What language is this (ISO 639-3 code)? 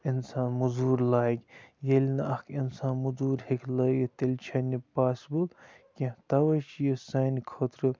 kas